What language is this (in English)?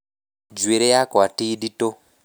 Kikuyu